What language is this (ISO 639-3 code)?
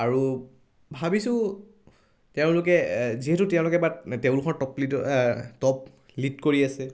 asm